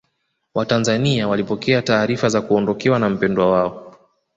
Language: Swahili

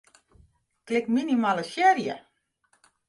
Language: Western Frisian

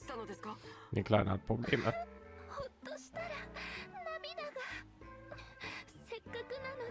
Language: German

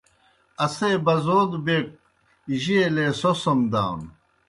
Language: Kohistani Shina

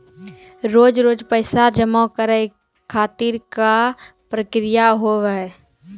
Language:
Maithili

